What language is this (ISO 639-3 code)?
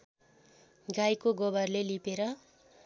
nep